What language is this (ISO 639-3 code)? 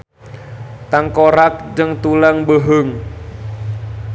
sun